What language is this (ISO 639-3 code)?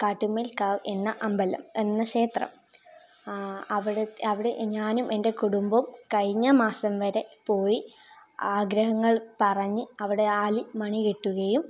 mal